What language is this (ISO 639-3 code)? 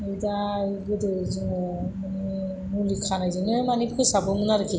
brx